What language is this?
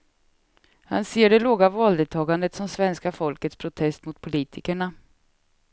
Swedish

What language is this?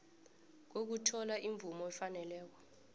South Ndebele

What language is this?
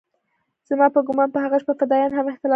Pashto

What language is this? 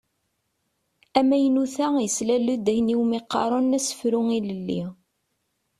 Kabyle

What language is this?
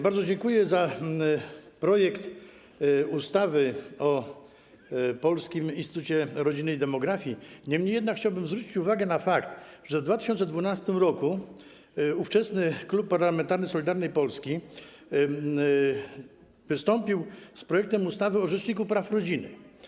Polish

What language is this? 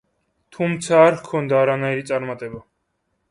Georgian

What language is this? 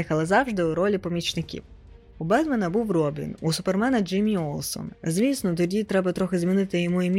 Ukrainian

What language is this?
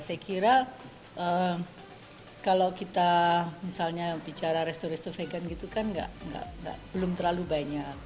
Indonesian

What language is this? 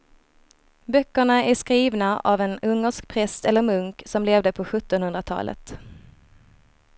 Swedish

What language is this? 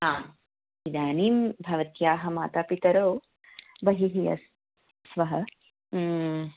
Sanskrit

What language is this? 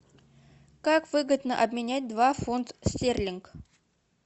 Russian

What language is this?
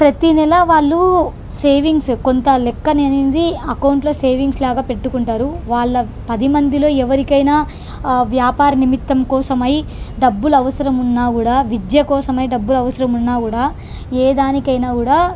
Telugu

